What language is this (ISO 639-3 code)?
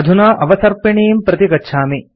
san